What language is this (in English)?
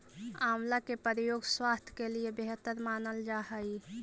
Magahi